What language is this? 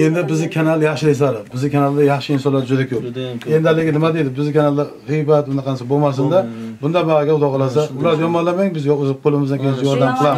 Turkish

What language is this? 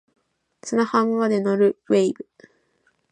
Japanese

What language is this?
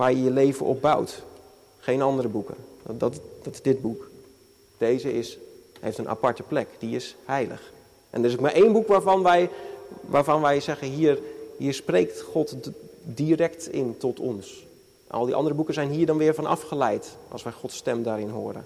Dutch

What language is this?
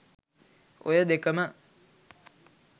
Sinhala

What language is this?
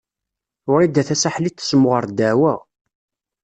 Kabyle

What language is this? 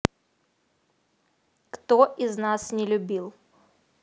Russian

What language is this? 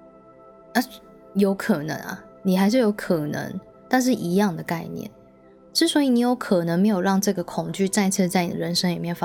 Chinese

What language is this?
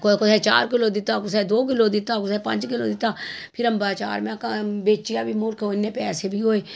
Dogri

